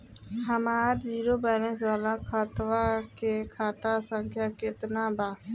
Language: Bhojpuri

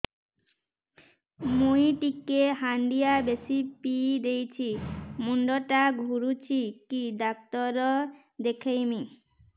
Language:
Odia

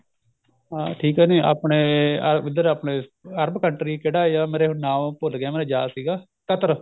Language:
Punjabi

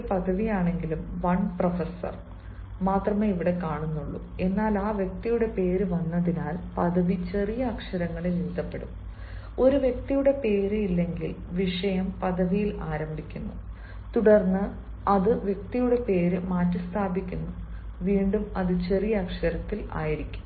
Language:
Malayalam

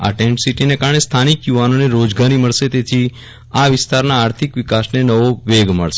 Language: Gujarati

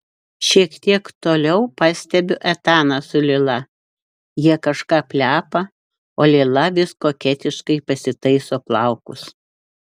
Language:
Lithuanian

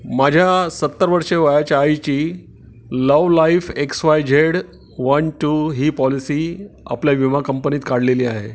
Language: Marathi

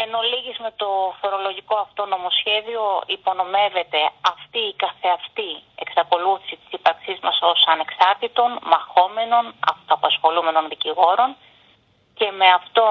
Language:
Greek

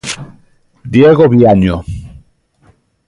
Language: Galician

